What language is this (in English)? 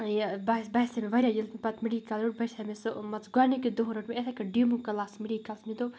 Kashmiri